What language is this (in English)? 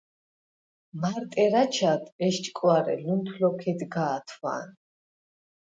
Svan